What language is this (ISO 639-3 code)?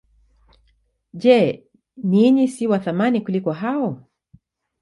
swa